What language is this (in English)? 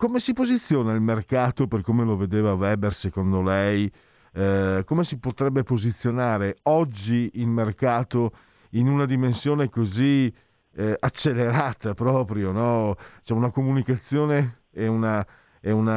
Italian